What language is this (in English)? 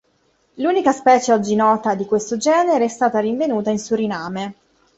Italian